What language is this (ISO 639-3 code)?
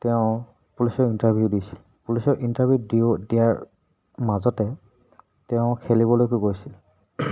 asm